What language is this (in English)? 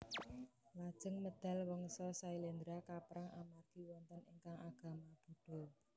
Javanese